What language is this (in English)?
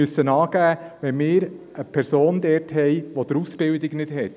Swiss German